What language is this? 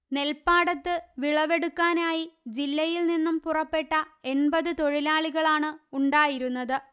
Malayalam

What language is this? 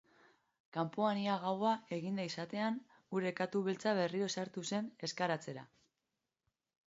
Basque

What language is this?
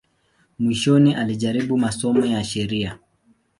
Swahili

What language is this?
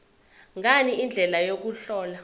Zulu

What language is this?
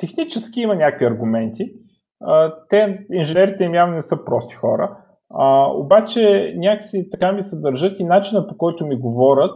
Bulgarian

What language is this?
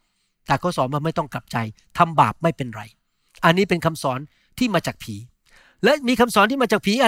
Thai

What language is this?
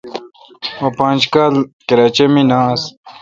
Kalkoti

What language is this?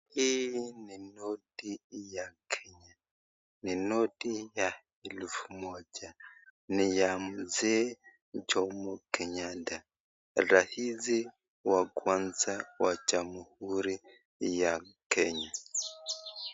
Swahili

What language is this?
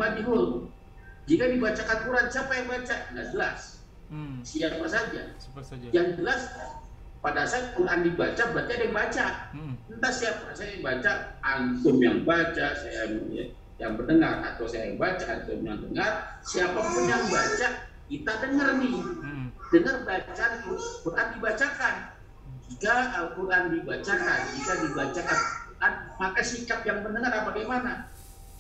Indonesian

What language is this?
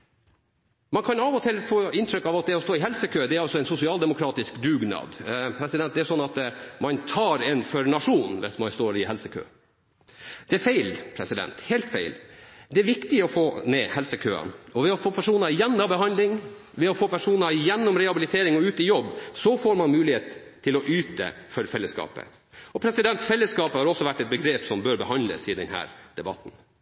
Norwegian Bokmål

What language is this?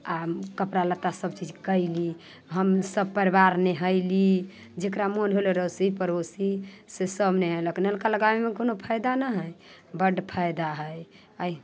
Maithili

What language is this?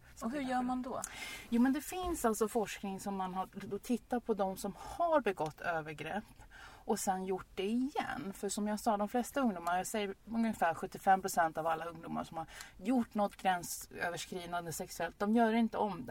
Swedish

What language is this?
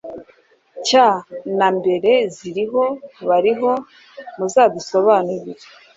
Kinyarwanda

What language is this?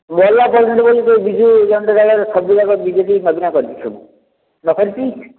Odia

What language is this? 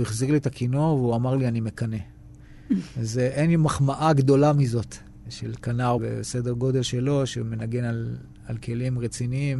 Hebrew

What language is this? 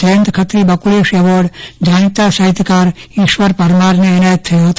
Gujarati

